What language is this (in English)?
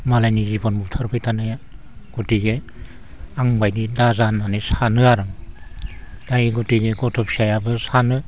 Bodo